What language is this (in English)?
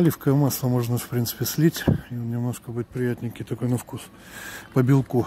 Russian